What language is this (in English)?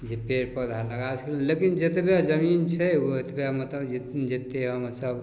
Maithili